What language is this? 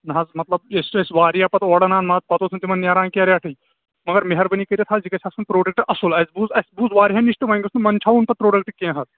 Kashmiri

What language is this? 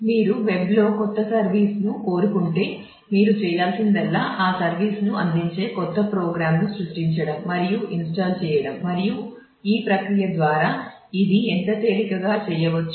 Telugu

